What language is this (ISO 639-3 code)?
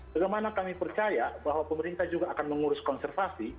ind